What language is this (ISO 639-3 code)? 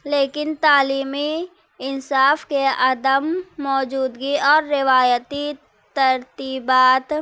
urd